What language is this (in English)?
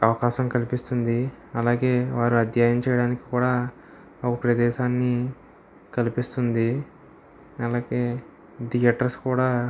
Telugu